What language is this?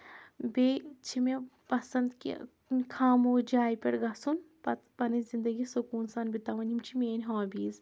Kashmiri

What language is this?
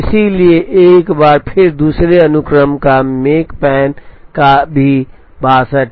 Hindi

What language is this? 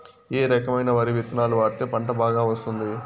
Telugu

